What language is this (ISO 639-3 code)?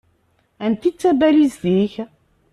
kab